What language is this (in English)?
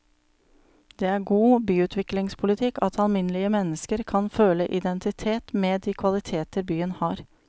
Norwegian